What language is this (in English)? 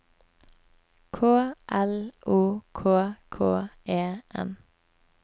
Norwegian